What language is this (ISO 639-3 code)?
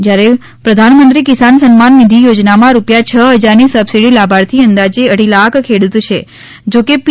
guj